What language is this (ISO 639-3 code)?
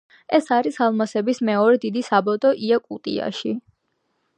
kat